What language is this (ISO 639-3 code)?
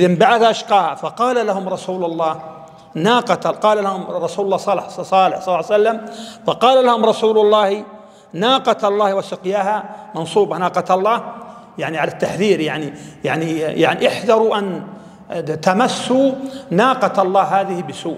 ara